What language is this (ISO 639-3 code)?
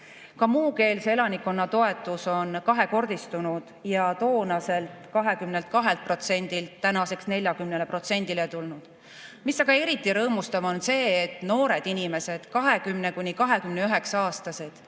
est